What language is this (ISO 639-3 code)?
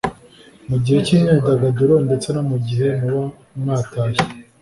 kin